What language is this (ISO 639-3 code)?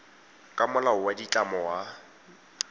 tsn